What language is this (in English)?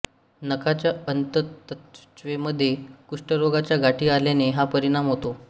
Marathi